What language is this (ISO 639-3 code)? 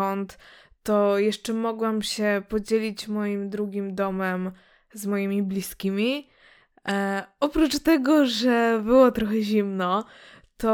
pol